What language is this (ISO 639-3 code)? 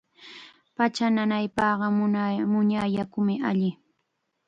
qxa